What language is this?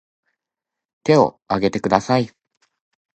Japanese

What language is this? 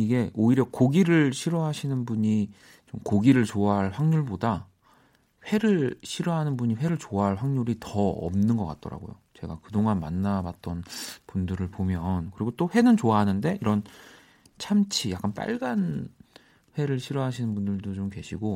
Korean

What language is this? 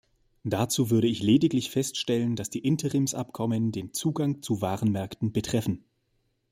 German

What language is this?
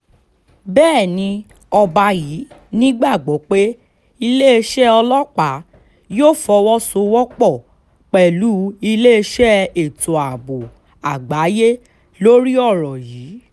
Yoruba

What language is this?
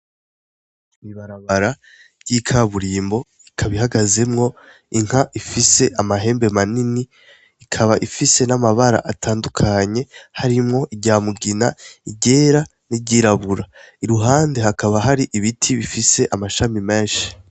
Rundi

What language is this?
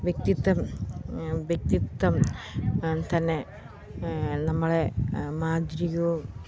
Malayalam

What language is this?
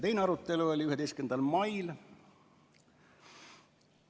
Estonian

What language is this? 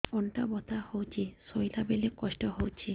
Odia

